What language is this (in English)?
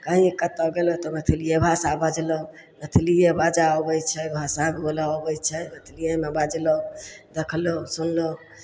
Maithili